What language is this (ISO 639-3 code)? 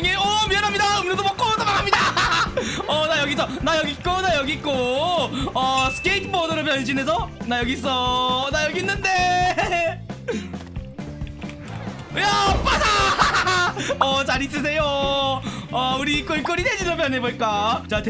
kor